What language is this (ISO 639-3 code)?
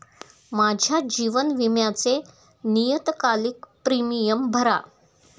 mar